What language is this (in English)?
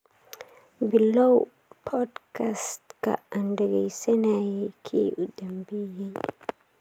Somali